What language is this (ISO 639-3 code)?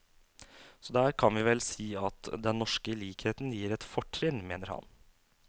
nor